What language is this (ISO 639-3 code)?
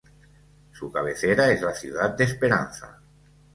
spa